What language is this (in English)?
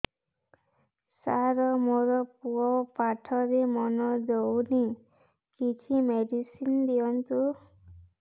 Odia